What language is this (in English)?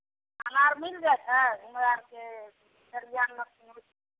Maithili